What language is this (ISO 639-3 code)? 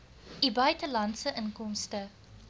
afr